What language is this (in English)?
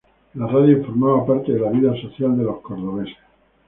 Spanish